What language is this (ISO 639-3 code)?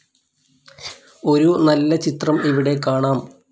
mal